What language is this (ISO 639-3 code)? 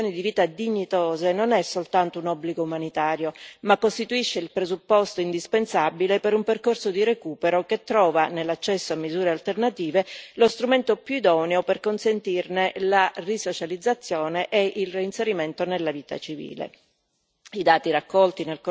ita